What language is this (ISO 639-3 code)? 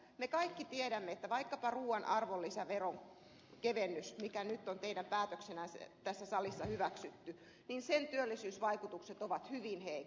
fin